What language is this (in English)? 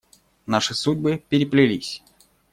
Russian